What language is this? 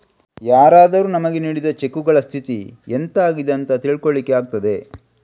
Kannada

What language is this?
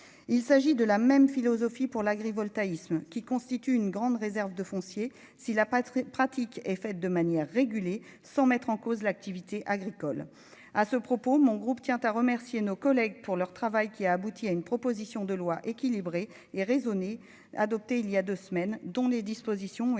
French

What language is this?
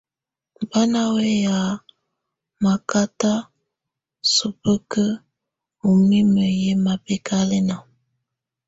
Tunen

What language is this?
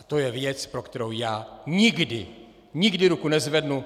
Czech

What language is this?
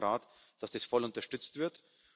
German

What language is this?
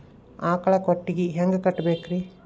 Kannada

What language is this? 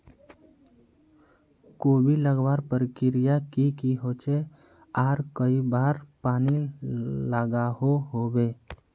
Magahi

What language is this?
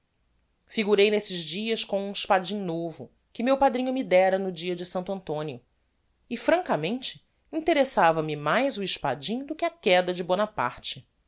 Portuguese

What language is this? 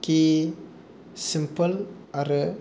Bodo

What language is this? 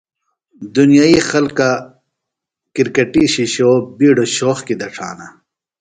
Phalura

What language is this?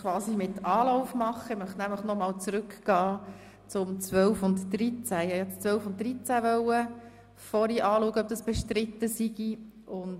Swiss German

